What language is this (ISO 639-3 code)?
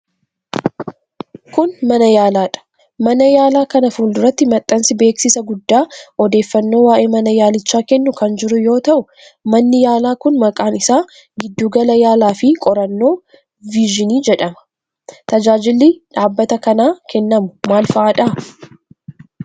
orm